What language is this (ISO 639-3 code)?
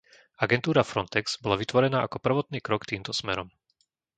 slk